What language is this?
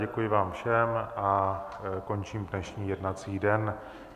Czech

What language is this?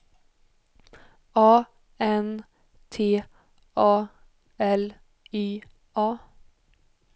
Swedish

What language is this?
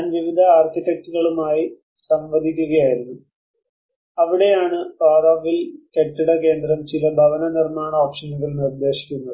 Malayalam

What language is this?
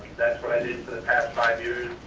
English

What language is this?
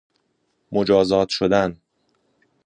Persian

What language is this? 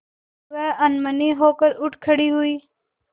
Hindi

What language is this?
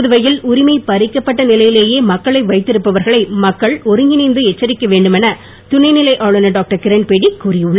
Tamil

